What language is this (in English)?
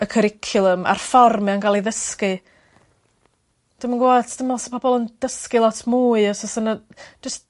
Welsh